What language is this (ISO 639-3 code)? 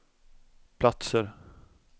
swe